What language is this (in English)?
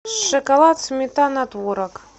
Russian